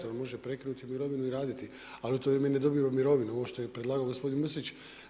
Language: Croatian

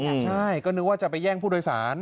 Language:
Thai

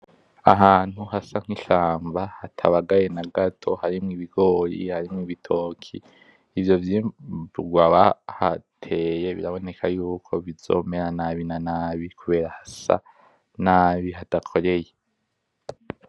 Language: Rundi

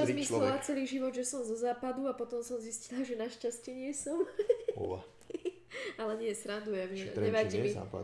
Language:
Slovak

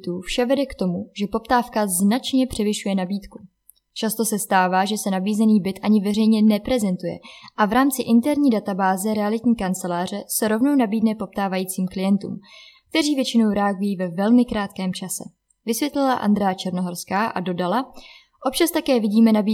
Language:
Czech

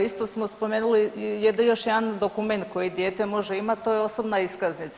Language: Croatian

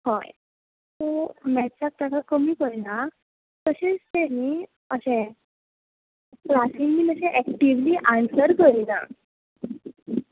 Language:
Konkani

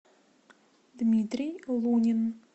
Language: Russian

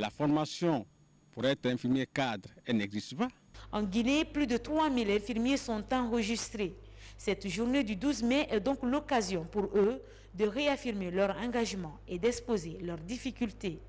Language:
French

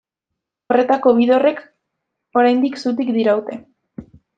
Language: Basque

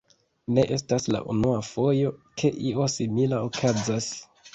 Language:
Esperanto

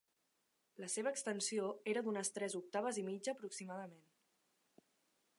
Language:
Catalan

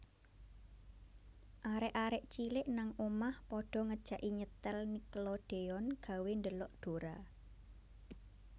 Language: Javanese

